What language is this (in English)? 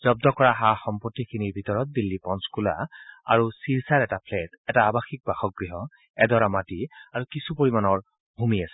Assamese